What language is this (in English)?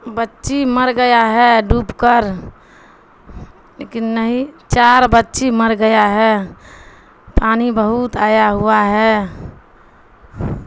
Urdu